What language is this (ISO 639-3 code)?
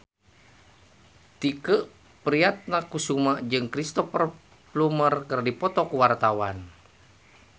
sun